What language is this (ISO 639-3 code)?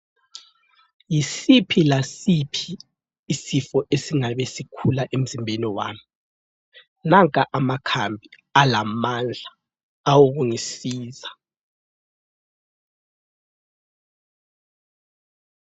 nde